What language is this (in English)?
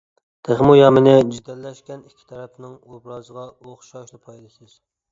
Uyghur